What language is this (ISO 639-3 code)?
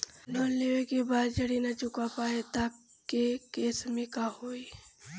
bho